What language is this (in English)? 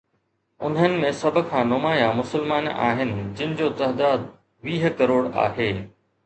Sindhi